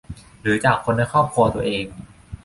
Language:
Thai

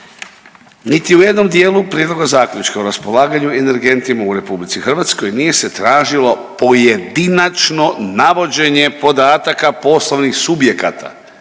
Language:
Croatian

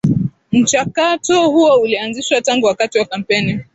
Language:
Swahili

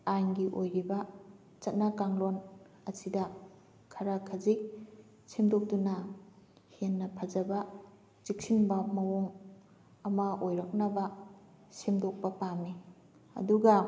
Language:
Manipuri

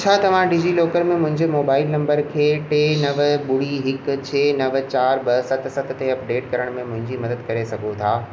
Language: Sindhi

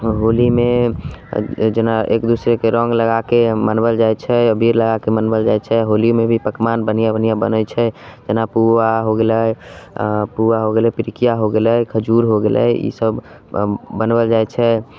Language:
Maithili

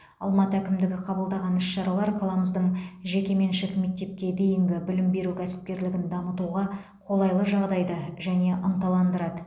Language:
Kazakh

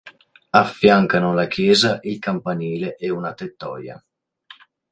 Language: Italian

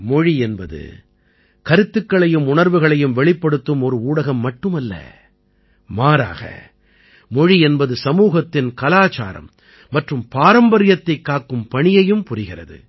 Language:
Tamil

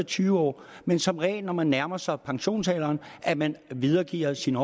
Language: Danish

